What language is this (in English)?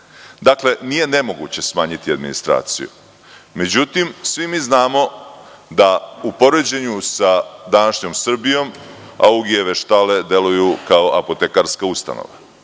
Serbian